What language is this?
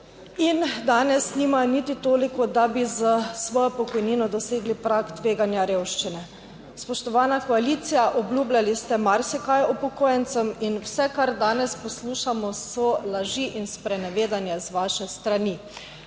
Slovenian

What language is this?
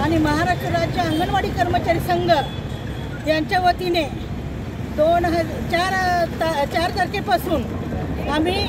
Marathi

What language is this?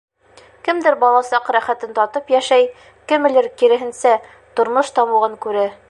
Bashkir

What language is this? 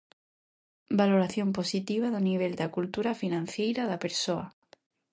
Galician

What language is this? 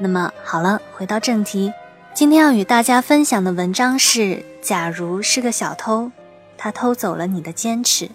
Chinese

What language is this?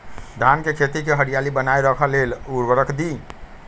Magahi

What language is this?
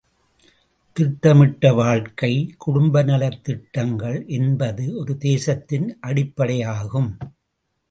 Tamil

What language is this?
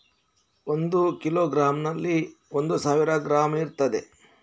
Kannada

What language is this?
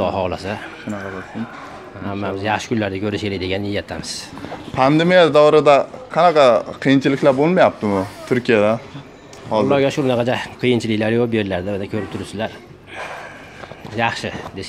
Turkish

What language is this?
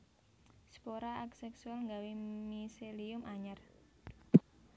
Javanese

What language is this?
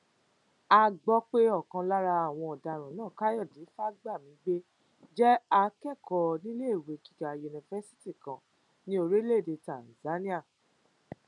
Yoruba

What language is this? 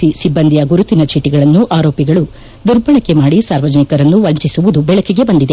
Kannada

